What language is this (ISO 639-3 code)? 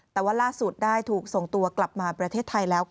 tha